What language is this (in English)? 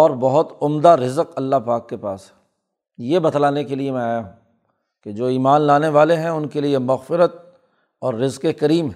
Urdu